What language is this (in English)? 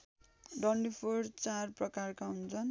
Nepali